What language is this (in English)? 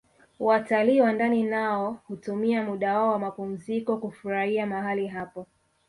Swahili